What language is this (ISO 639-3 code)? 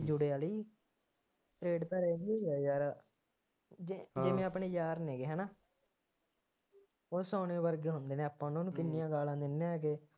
pan